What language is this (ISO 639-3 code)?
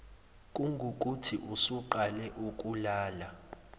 zul